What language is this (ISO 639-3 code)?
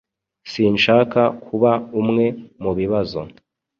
kin